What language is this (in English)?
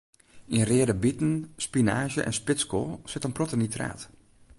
Western Frisian